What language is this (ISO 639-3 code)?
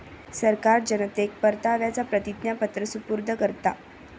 mar